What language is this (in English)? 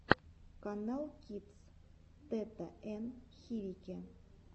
Russian